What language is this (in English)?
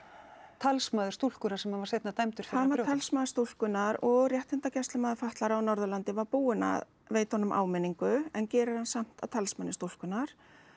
Icelandic